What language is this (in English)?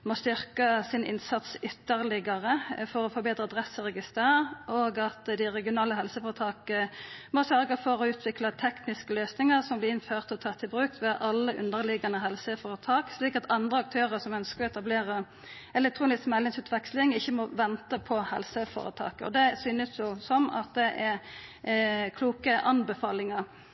Norwegian Nynorsk